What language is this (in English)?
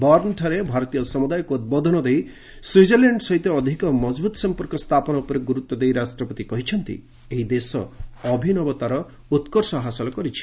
Odia